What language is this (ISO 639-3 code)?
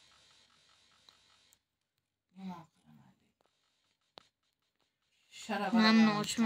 tur